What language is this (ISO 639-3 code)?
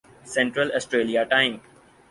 urd